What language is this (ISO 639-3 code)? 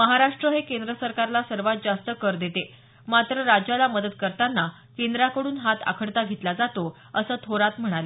mar